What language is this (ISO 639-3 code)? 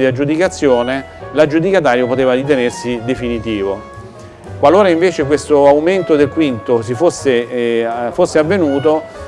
ita